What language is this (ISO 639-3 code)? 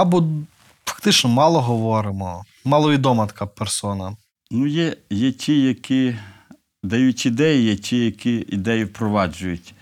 ukr